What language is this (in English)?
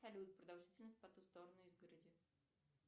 Russian